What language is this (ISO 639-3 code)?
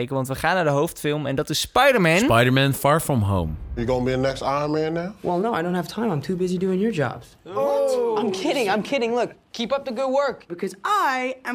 nld